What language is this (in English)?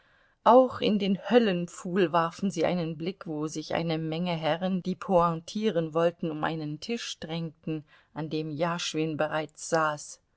German